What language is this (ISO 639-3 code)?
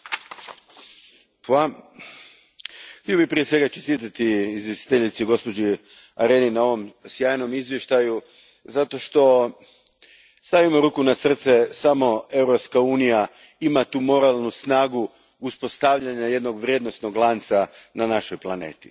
hrv